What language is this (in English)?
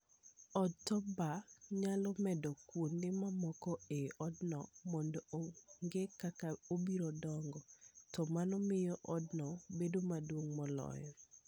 Luo (Kenya and Tanzania)